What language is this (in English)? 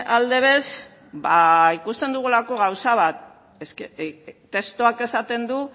Basque